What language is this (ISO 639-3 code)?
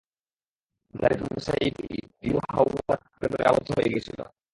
ben